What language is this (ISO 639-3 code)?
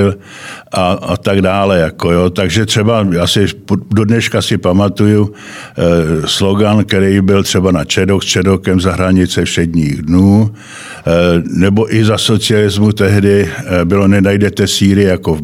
ces